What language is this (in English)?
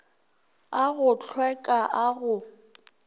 Northern Sotho